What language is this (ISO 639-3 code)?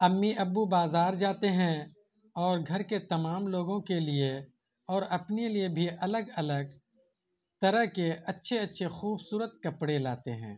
urd